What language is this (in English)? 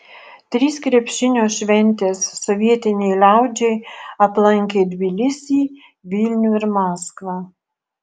Lithuanian